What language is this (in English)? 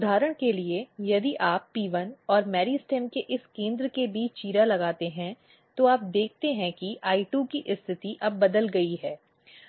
Hindi